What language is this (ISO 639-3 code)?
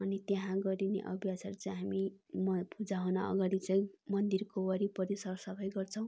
nep